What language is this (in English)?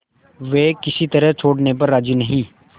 Hindi